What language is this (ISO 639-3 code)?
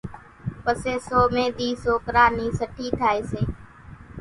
gjk